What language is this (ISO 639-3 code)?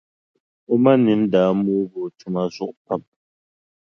dag